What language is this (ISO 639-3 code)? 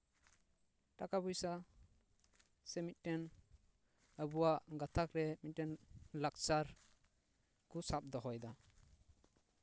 sat